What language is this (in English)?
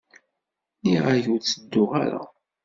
Kabyle